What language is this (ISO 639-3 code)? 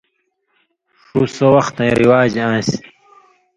mvy